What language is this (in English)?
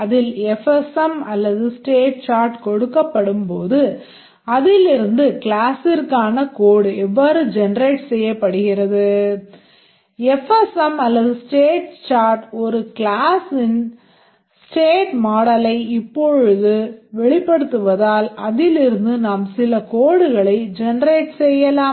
Tamil